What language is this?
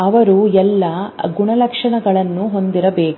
Kannada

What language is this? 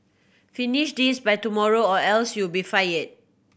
English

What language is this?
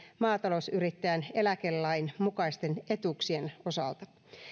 Finnish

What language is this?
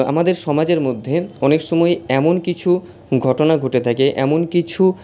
Bangla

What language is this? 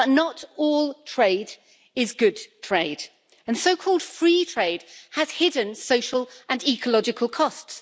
English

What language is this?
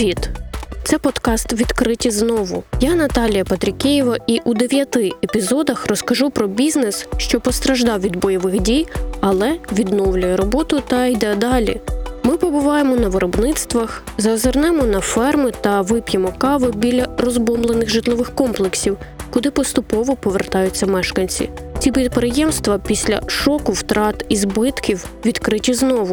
Ukrainian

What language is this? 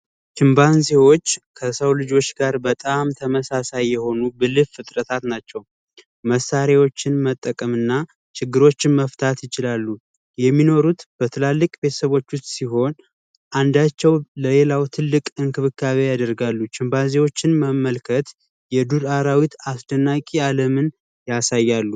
Amharic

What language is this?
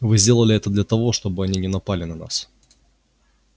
Russian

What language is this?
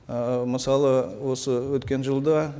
Kazakh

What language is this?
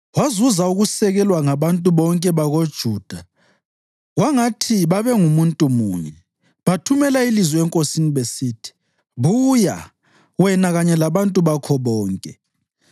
North Ndebele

